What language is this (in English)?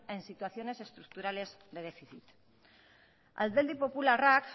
Spanish